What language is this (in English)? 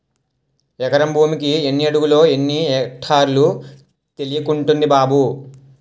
Telugu